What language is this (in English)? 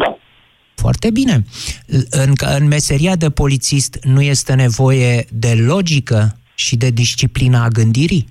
Romanian